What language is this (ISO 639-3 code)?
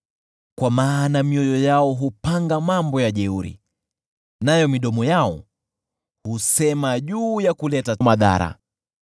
swa